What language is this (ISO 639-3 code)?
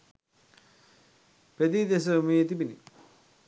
sin